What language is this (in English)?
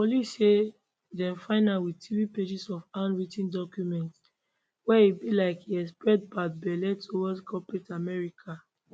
Nigerian Pidgin